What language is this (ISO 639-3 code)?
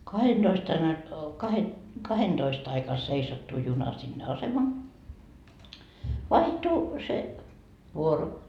fin